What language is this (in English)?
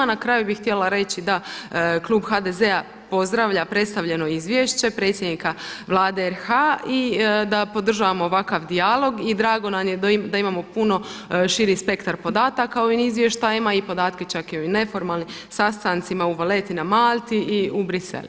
Croatian